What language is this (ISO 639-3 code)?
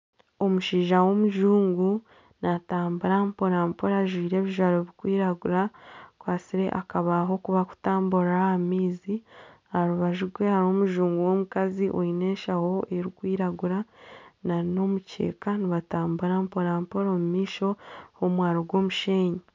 nyn